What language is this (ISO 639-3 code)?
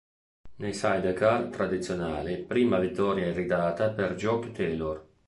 ita